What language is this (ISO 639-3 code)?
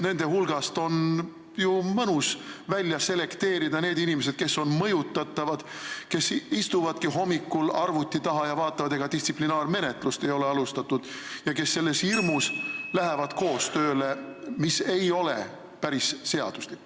est